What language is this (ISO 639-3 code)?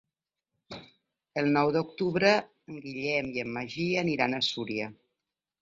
cat